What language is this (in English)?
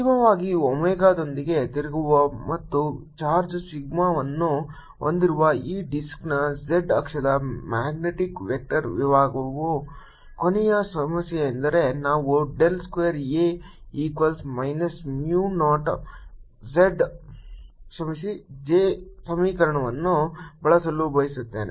Kannada